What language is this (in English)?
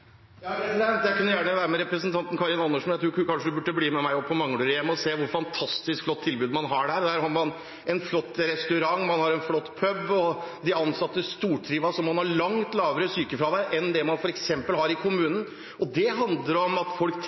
Norwegian Bokmål